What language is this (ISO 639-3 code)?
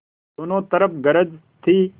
hin